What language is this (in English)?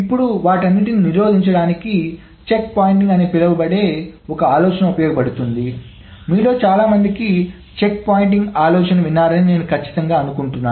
Telugu